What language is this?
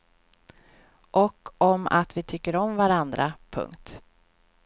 Swedish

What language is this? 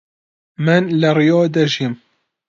Central Kurdish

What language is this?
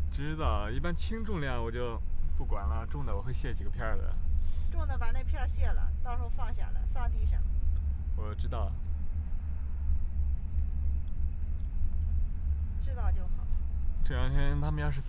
Chinese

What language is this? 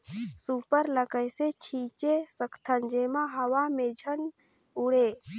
Chhattisgarhi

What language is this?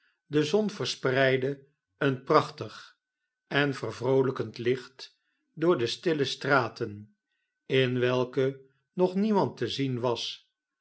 Dutch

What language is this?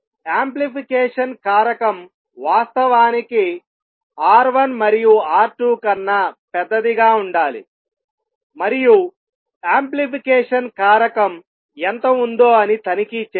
Telugu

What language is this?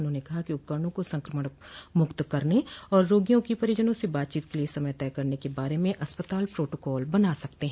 Hindi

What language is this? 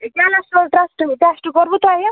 Kashmiri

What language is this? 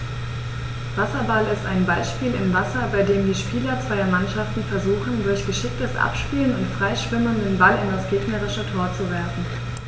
German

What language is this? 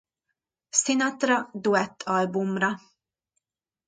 Hungarian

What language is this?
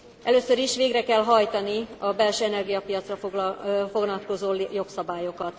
Hungarian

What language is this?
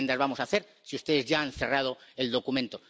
Spanish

